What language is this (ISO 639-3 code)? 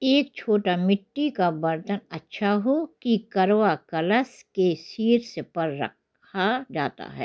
hin